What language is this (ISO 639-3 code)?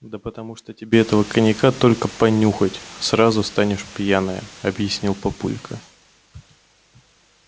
rus